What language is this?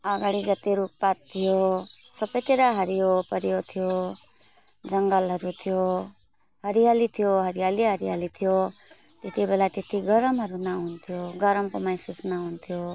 Nepali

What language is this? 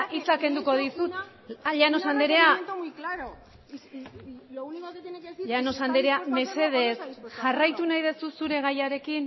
Basque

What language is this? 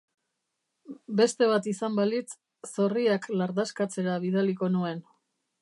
Basque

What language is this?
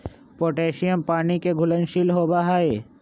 Magahi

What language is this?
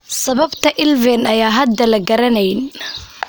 Somali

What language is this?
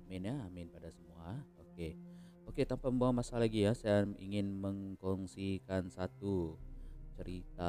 Malay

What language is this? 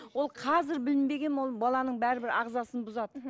Kazakh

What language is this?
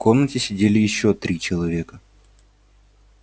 Russian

